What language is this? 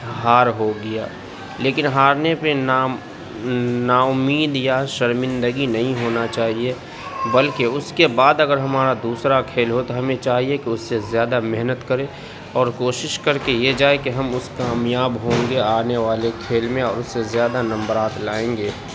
Urdu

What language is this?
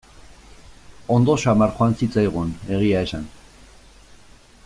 Basque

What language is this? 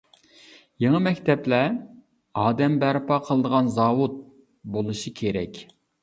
Uyghur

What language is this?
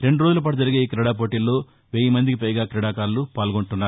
Telugu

